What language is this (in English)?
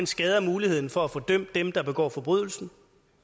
Danish